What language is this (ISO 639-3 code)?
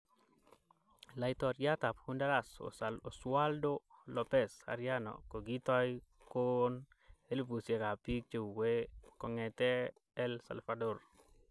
kln